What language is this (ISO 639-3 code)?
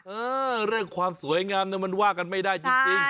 tha